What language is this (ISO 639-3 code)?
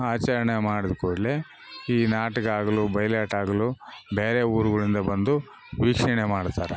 kan